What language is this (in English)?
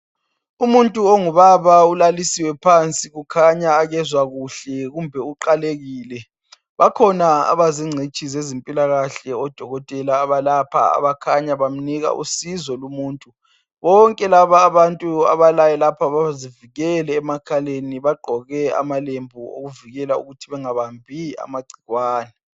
North Ndebele